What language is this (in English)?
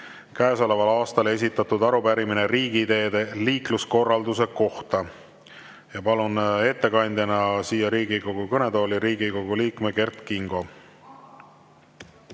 Estonian